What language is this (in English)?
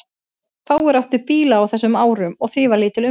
Icelandic